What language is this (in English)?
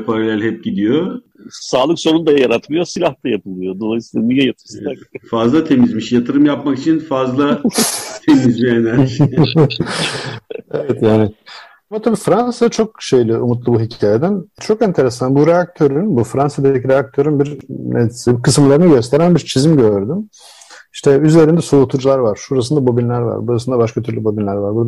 Turkish